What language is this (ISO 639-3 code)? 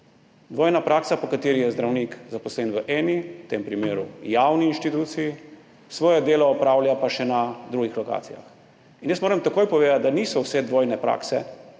slv